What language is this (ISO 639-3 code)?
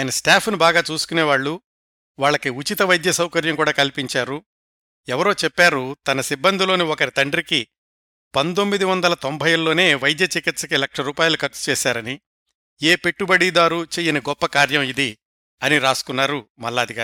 tel